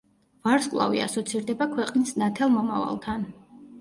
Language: Georgian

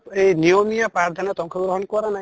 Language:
Assamese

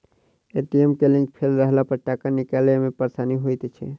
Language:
Maithili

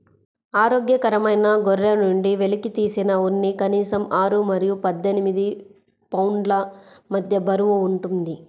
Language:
Telugu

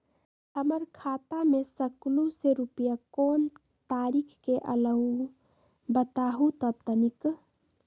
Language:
Magahi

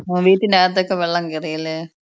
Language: Malayalam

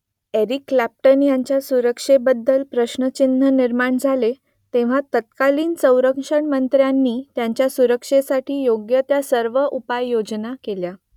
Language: Marathi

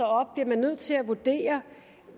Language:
Danish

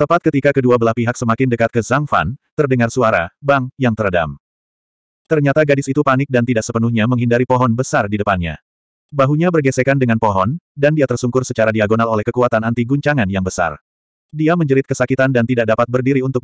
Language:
Indonesian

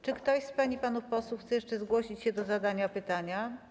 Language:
Polish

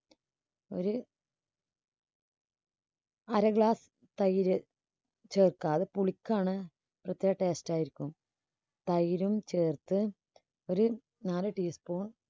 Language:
Malayalam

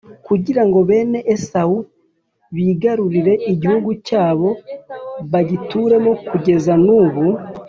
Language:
Kinyarwanda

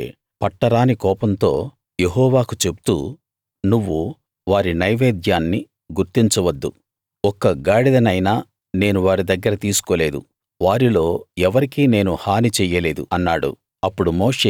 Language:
Telugu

